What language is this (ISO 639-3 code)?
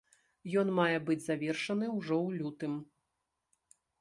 bel